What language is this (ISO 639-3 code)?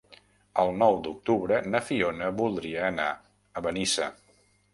cat